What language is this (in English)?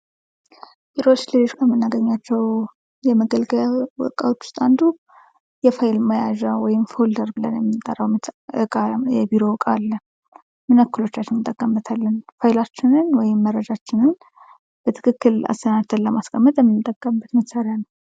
Amharic